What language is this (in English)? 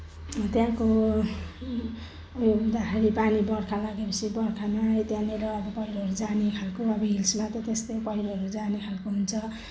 Nepali